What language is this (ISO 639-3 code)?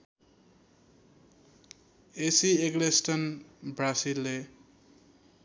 nep